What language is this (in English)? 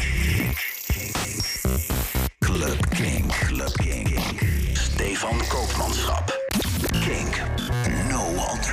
Dutch